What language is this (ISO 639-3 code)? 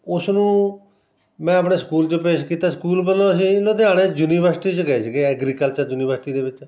pan